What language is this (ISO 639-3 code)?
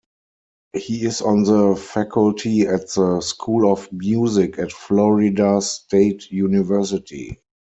eng